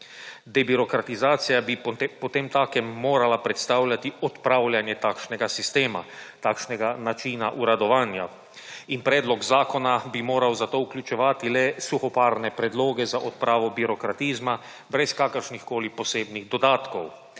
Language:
Slovenian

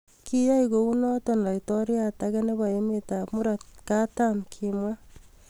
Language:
Kalenjin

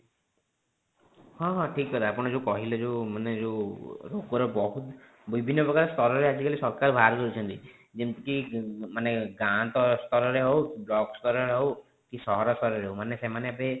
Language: Odia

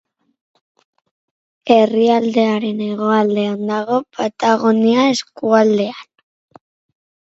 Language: Basque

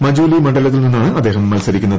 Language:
Malayalam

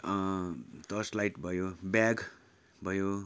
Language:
Nepali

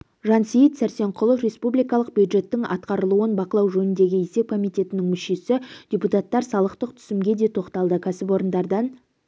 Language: Kazakh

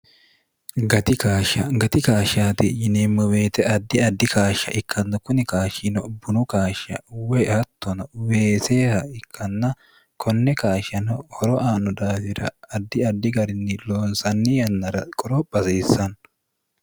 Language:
Sidamo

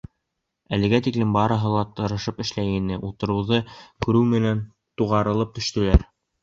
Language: Bashkir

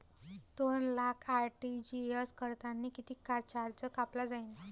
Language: Marathi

